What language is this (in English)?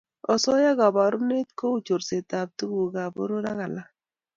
Kalenjin